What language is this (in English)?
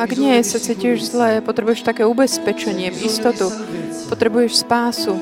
Slovak